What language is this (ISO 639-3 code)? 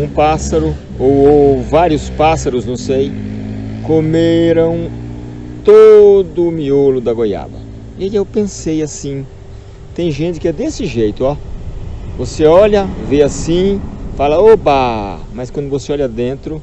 por